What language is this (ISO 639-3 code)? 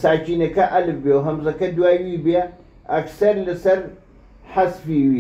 ara